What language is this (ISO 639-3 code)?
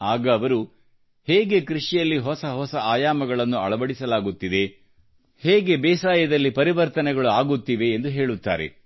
kan